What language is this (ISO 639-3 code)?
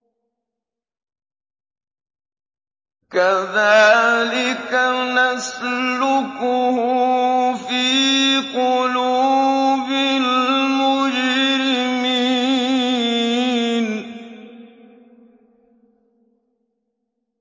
ara